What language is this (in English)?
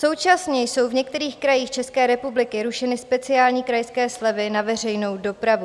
Czech